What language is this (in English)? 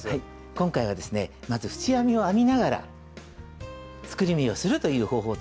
Japanese